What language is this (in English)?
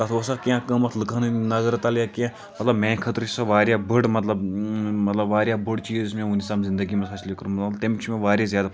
Kashmiri